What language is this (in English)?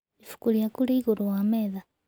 Kikuyu